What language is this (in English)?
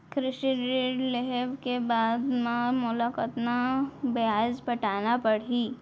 Chhattisgarhi